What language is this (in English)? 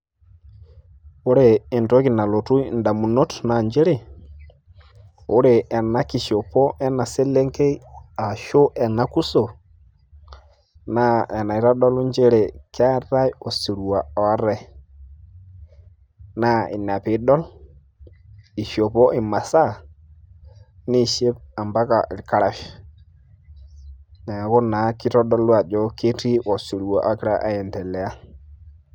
Masai